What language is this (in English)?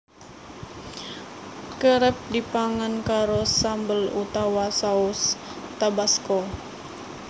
Javanese